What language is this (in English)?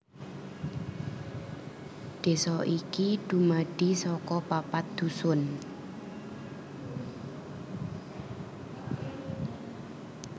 Javanese